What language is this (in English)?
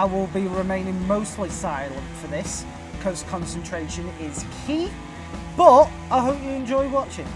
English